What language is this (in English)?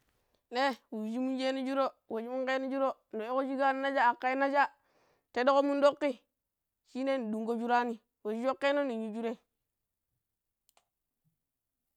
Pero